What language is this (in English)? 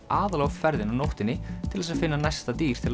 Icelandic